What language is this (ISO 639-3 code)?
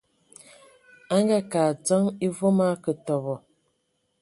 ewo